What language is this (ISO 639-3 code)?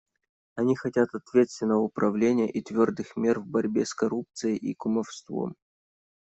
rus